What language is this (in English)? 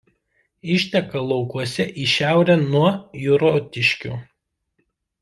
Lithuanian